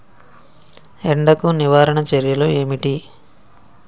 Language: Telugu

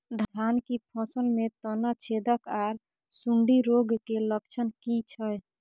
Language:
Maithili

